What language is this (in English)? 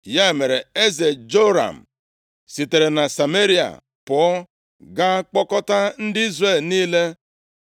Igbo